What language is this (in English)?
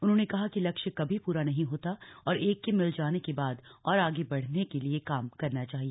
Hindi